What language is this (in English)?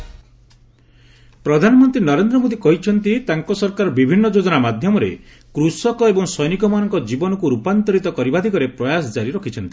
Odia